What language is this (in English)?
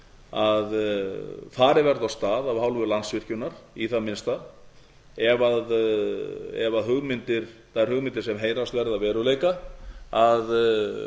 Icelandic